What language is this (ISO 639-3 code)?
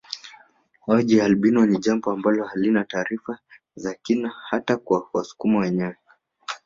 swa